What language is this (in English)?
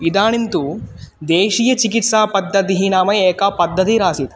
Sanskrit